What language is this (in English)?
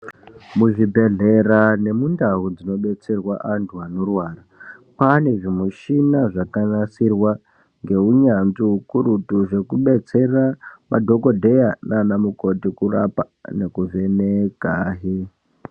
Ndau